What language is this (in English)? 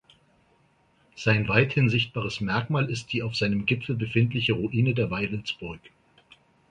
German